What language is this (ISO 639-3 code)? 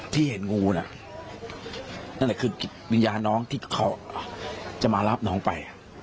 tha